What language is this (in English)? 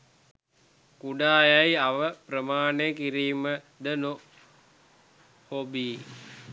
Sinhala